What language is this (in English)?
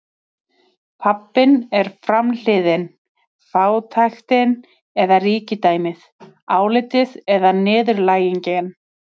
Icelandic